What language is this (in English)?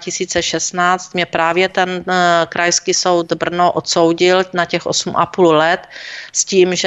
Czech